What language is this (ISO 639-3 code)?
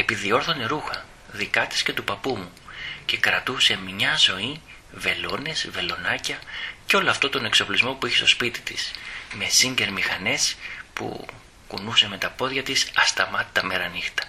ell